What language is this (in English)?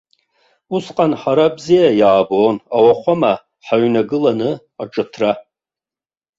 Abkhazian